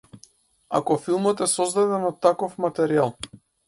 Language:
Macedonian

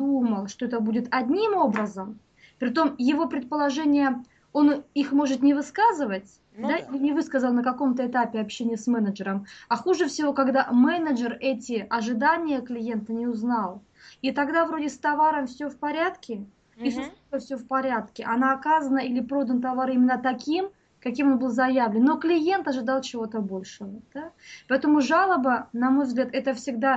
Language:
Russian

